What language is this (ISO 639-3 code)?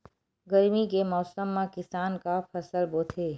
hne